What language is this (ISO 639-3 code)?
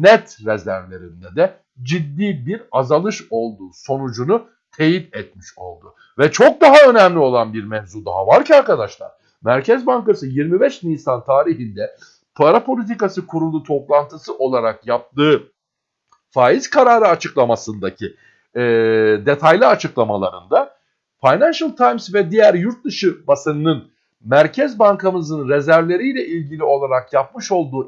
tur